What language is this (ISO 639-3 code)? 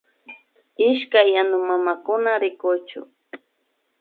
qvi